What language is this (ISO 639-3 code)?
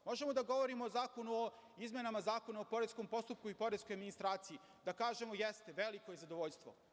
srp